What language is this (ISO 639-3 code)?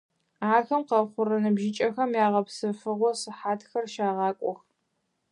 ady